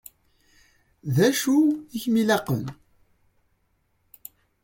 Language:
Kabyle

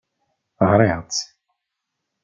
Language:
Kabyle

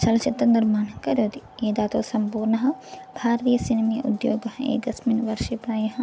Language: Sanskrit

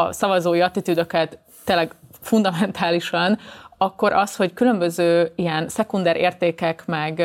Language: Hungarian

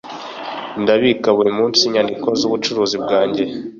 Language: Kinyarwanda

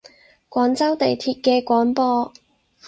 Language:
Cantonese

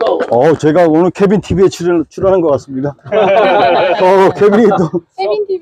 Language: Korean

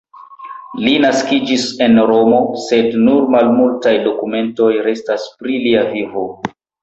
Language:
Esperanto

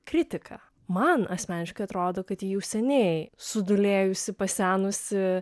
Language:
Lithuanian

